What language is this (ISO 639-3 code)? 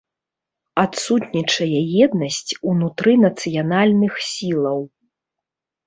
bel